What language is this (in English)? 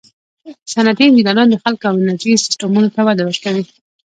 Pashto